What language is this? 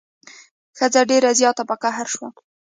Pashto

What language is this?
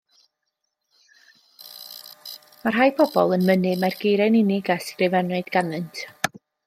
Welsh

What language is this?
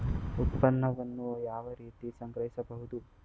Kannada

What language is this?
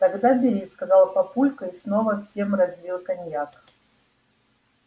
Russian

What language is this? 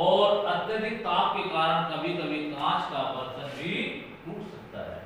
Hindi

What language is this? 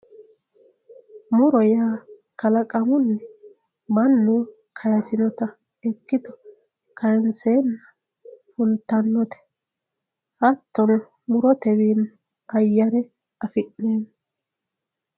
Sidamo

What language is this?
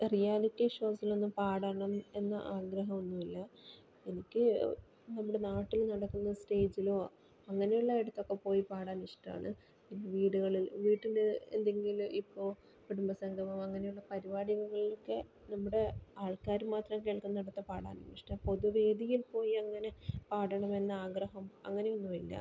Malayalam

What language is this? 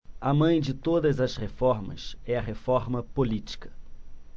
Portuguese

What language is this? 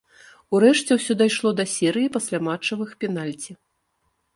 Belarusian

